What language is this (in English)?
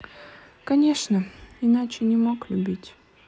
Russian